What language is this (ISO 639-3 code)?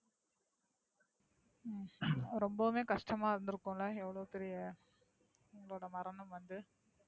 tam